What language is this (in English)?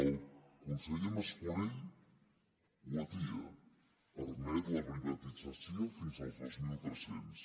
Catalan